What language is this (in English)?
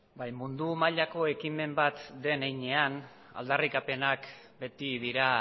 Basque